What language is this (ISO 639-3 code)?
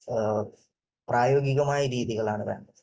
mal